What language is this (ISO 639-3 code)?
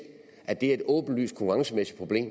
dan